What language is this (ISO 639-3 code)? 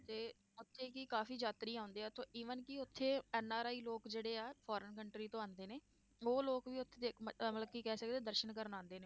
pan